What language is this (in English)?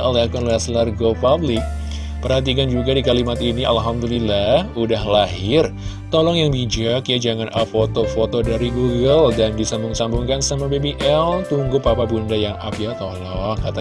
Indonesian